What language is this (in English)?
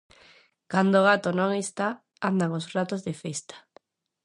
Galician